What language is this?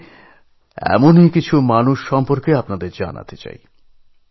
Bangla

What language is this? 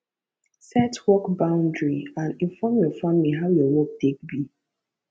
Nigerian Pidgin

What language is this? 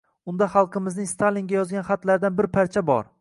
Uzbek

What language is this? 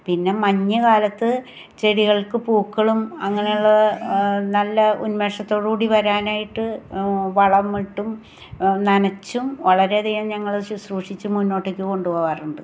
Malayalam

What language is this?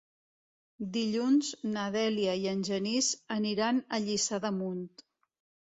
Catalan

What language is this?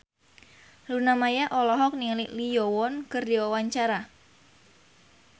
Sundanese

